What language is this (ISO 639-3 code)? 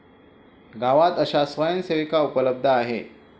mar